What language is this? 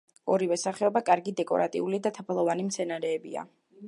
Georgian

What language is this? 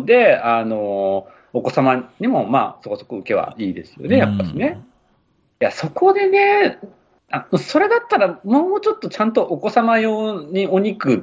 Japanese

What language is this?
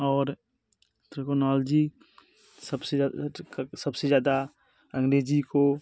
Hindi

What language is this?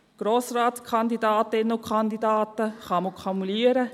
Swiss German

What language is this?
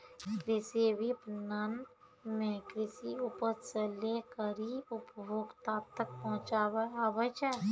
Maithili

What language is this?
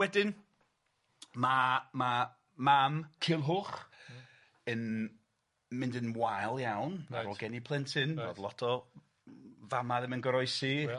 Welsh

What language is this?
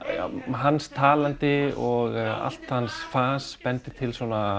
Icelandic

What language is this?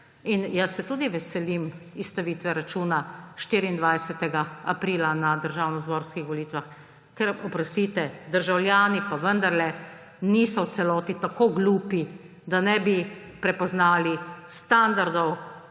Slovenian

